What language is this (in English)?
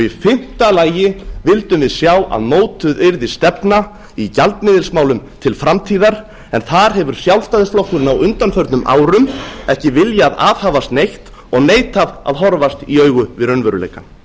Icelandic